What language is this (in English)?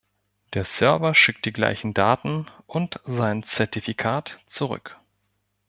German